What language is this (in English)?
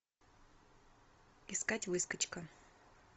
Russian